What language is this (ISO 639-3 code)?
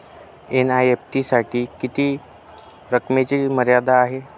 mar